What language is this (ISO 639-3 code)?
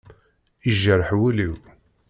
kab